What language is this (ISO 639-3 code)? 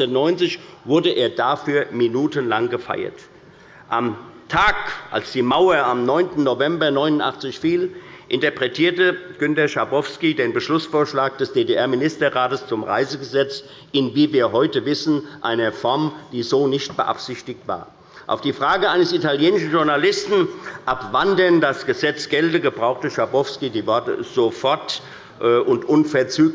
deu